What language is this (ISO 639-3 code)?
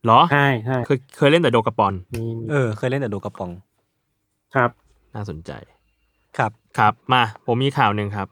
tha